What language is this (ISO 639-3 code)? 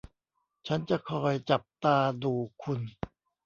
tha